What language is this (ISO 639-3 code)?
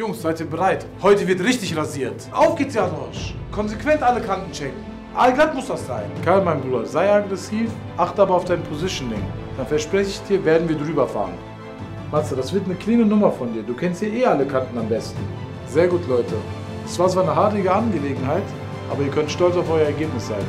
deu